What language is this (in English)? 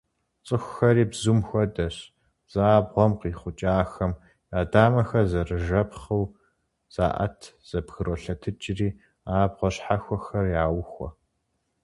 Kabardian